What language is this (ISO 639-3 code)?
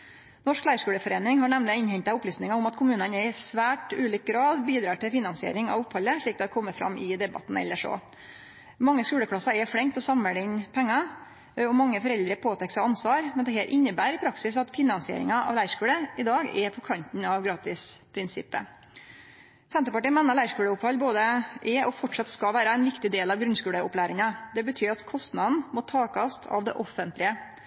nno